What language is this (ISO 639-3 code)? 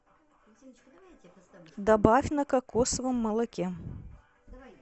rus